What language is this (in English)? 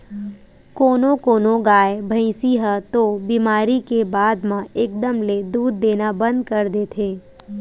Chhattisgarhi